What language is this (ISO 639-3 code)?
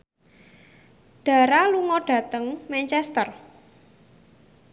jav